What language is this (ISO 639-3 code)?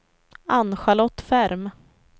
swe